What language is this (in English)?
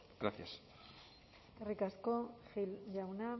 Basque